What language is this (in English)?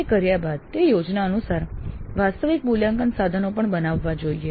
Gujarati